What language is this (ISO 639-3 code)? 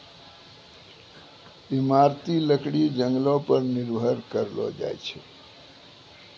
mai